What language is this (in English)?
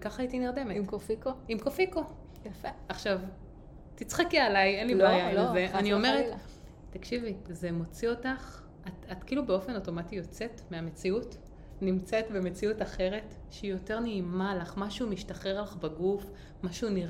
Hebrew